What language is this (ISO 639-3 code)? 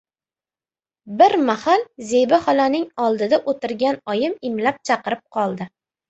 uzb